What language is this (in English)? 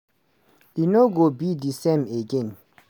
Nigerian Pidgin